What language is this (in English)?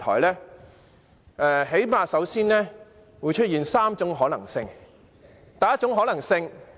Cantonese